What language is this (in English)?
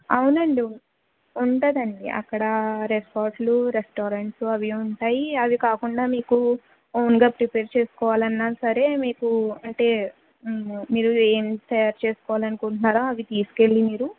Telugu